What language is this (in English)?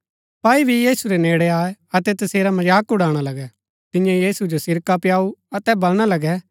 Gaddi